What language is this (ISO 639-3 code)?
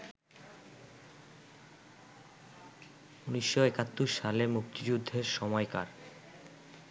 ben